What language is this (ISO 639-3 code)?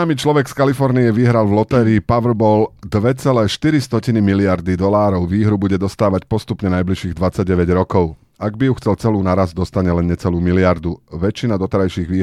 slk